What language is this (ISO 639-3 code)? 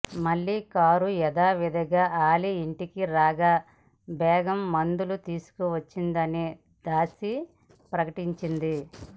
tel